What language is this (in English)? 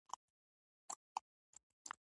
Pashto